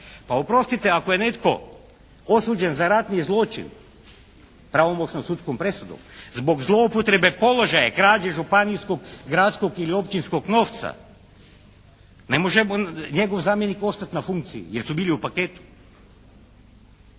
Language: Croatian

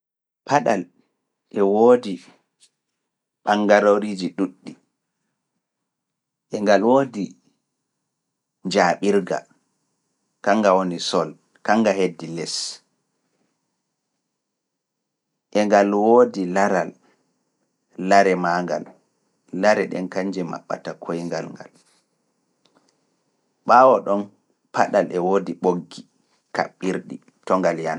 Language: Fula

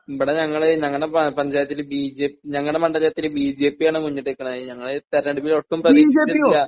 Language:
Malayalam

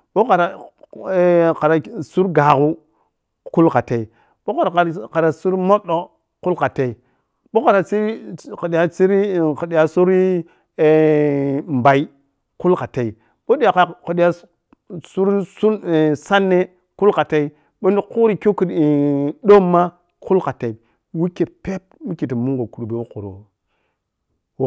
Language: Piya-Kwonci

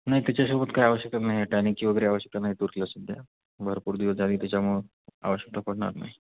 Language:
Marathi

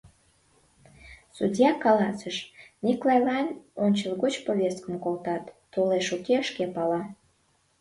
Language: Mari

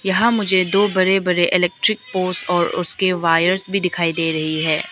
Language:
Hindi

